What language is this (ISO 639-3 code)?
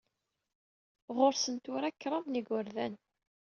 kab